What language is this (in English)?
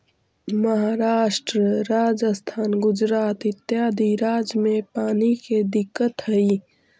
Magahi